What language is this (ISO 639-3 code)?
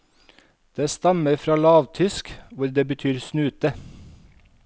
nor